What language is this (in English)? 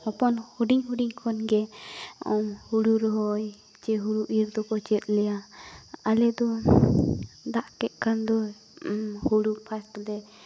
Santali